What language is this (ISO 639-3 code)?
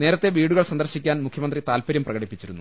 mal